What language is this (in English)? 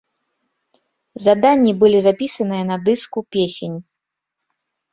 Belarusian